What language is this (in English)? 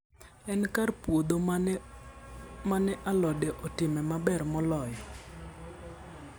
Luo (Kenya and Tanzania)